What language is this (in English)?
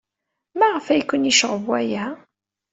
Kabyle